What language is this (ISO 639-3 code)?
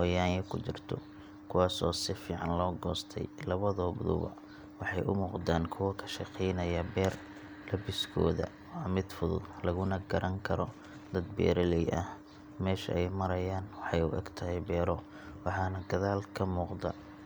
som